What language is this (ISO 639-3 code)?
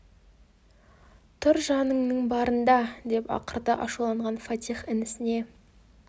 kaz